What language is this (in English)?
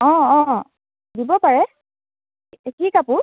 Assamese